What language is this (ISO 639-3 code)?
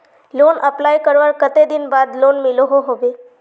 mag